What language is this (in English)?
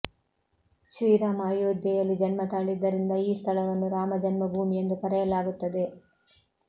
Kannada